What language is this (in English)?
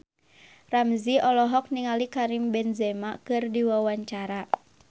Sundanese